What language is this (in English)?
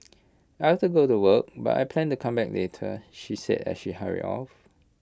English